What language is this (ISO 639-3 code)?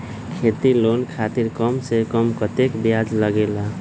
mag